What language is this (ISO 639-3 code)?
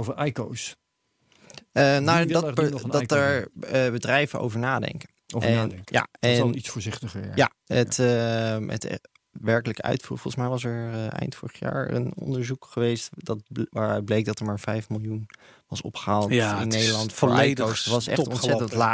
nld